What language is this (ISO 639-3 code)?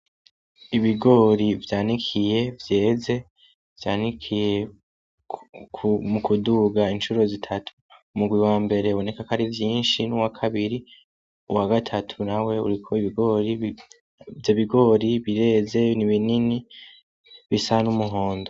run